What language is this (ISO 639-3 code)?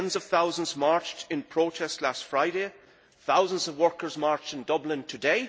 eng